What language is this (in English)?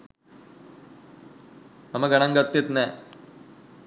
Sinhala